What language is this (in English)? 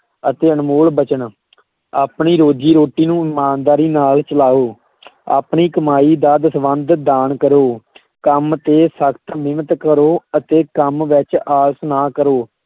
Punjabi